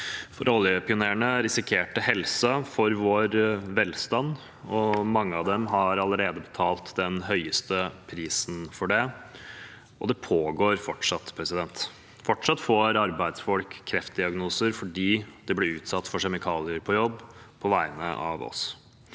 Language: Norwegian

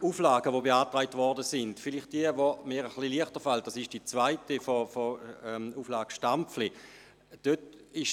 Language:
Swiss German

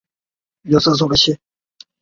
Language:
Chinese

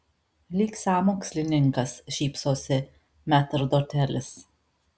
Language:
Lithuanian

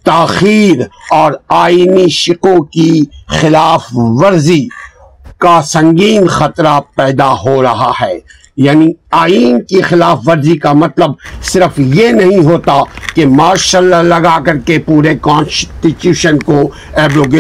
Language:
Urdu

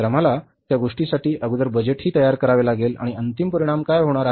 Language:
Marathi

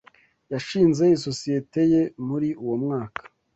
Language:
Kinyarwanda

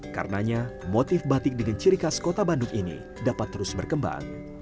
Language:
Indonesian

